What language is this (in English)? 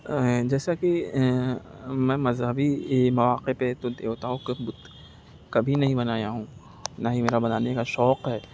Urdu